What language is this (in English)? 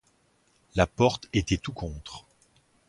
French